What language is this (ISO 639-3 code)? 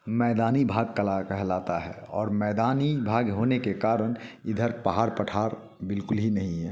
hin